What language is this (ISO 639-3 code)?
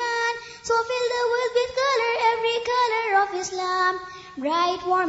urd